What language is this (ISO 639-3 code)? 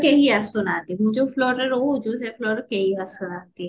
ori